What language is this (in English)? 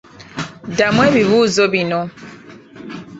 Ganda